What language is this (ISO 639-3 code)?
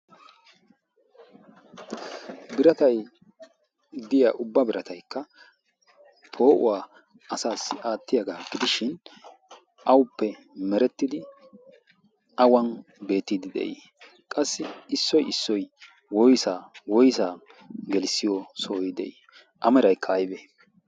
wal